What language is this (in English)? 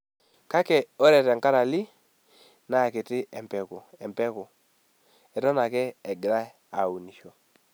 Masai